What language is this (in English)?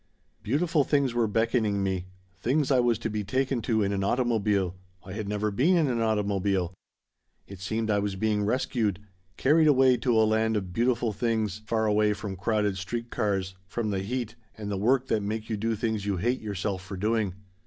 English